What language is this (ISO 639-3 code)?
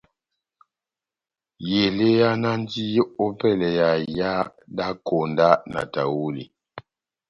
bnm